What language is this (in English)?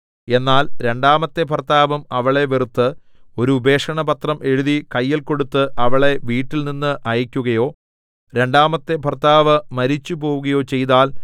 Malayalam